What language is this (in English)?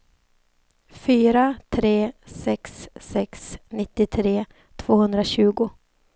Swedish